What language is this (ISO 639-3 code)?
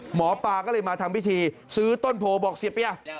tha